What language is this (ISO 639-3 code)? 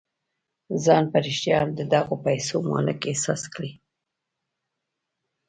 pus